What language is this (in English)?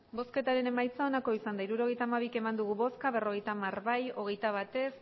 Basque